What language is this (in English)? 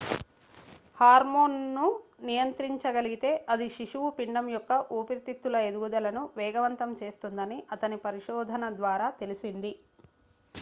Telugu